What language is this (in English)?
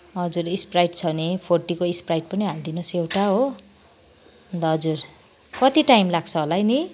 Nepali